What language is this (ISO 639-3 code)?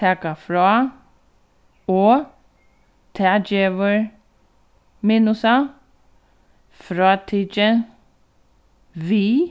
fao